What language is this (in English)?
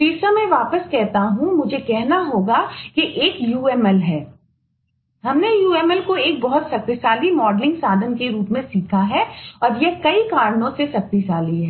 Hindi